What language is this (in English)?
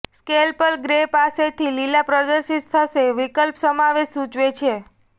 Gujarati